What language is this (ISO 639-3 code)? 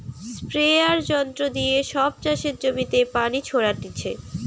ben